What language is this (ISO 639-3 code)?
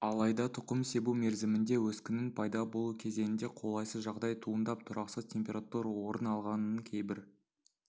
kaz